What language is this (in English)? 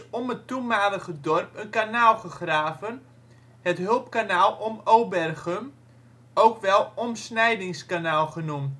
Dutch